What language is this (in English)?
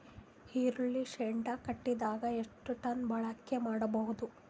Kannada